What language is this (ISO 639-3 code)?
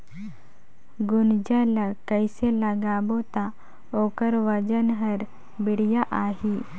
hne